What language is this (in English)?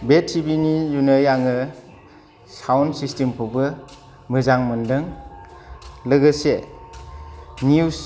Bodo